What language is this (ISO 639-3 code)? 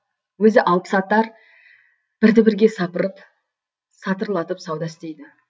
kaz